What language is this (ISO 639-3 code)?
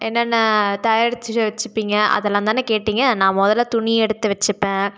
tam